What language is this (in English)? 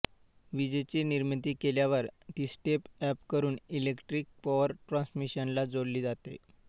Marathi